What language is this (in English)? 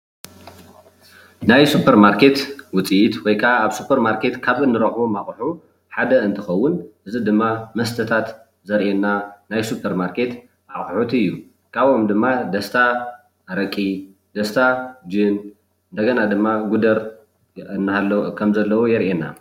Tigrinya